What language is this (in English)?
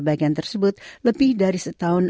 Indonesian